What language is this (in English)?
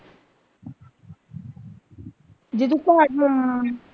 Punjabi